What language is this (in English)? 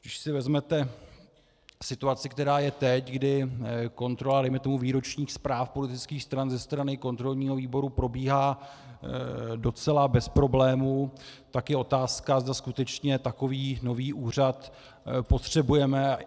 Czech